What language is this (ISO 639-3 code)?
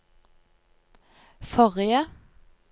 nor